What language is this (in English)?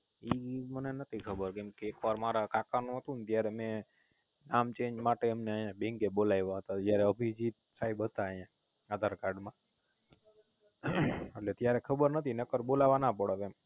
Gujarati